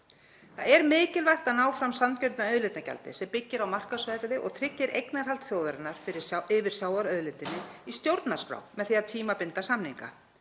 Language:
Icelandic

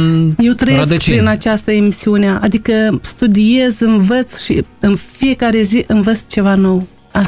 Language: Romanian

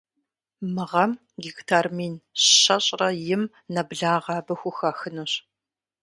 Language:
Kabardian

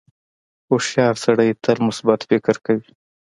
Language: Pashto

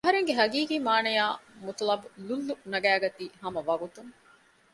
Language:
Divehi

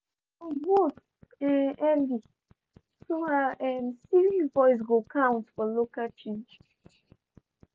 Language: Nigerian Pidgin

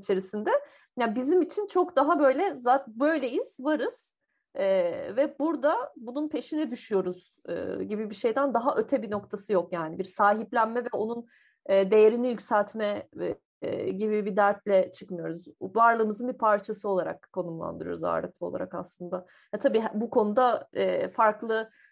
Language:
Turkish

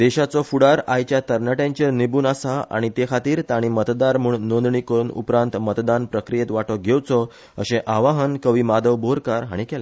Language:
Konkani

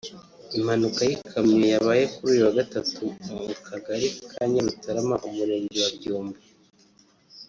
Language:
Kinyarwanda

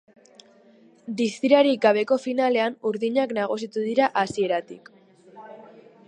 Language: Basque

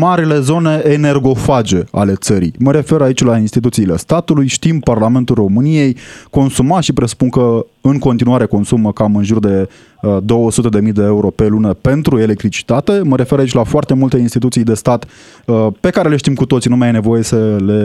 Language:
Romanian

